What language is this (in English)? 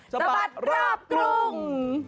Thai